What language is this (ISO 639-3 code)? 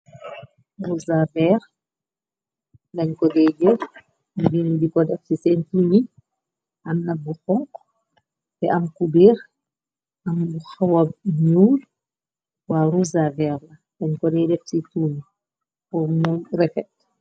wol